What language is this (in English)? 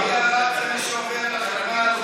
Hebrew